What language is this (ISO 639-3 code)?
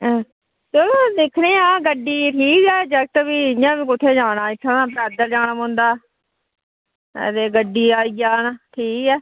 doi